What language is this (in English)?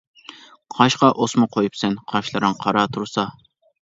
Uyghur